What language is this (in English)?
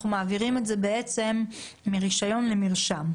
Hebrew